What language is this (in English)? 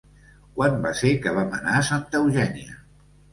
Catalan